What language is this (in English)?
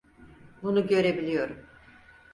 Turkish